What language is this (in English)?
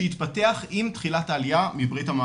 Hebrew